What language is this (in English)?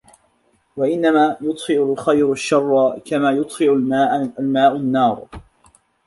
Arabic